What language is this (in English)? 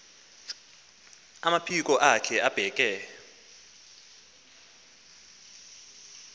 Xhosa